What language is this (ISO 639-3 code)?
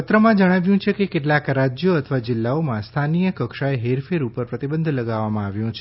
guj